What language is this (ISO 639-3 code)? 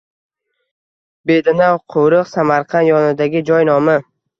uzb